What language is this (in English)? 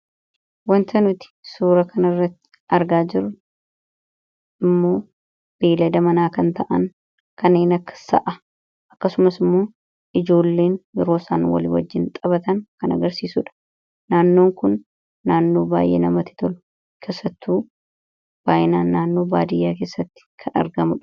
Oromo